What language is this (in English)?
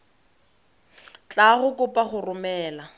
Tswana